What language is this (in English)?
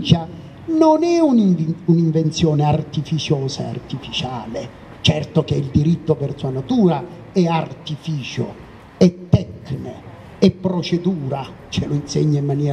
Italian